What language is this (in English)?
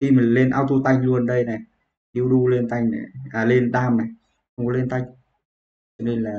Vietnamese